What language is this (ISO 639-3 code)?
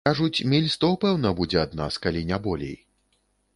bel